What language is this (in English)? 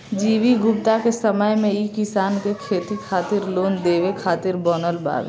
Bhojpuri